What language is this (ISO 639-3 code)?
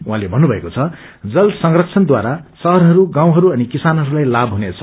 nep